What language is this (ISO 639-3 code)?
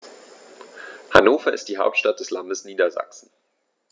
deu